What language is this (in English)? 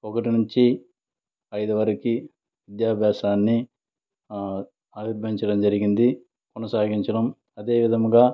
Telugu